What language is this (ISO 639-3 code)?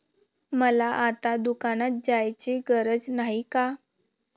mar